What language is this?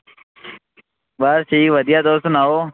Dogri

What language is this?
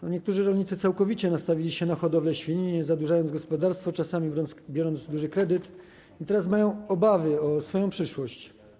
Polish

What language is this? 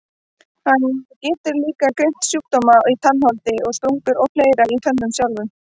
Icelandic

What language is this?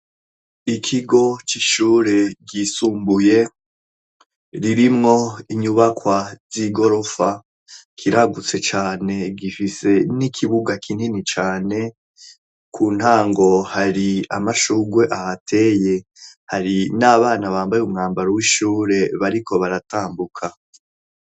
Rundi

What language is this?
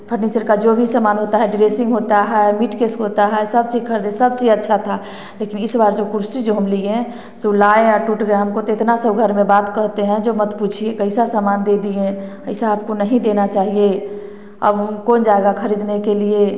Hindi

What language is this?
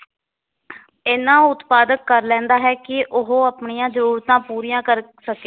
Punjabi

